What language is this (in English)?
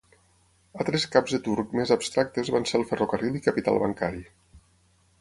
Catalan